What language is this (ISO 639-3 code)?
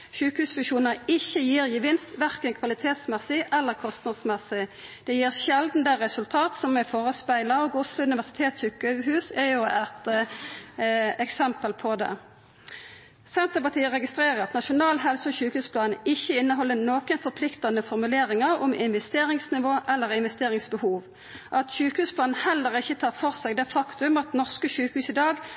nno